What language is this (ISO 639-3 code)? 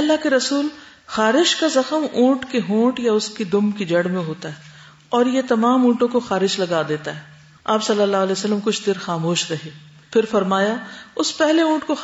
urd